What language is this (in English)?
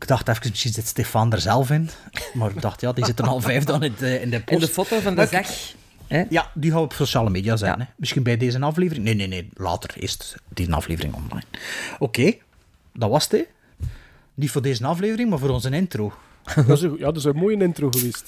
Dutch